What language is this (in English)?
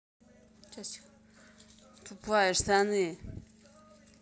Russian